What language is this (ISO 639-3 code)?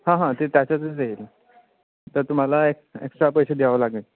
mar